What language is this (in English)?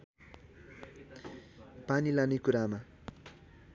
Nepali